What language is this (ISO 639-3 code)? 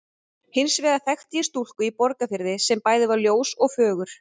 isl